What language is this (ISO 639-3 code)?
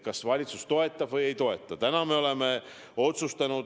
est